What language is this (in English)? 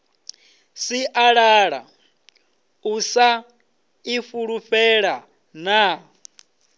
Venda